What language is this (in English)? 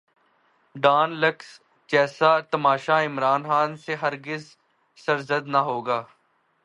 Urdu